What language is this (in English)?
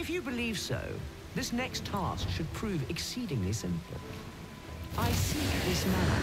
English